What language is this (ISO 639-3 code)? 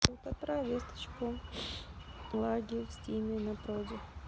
rus